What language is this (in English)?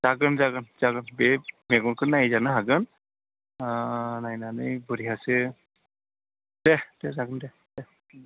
Bodo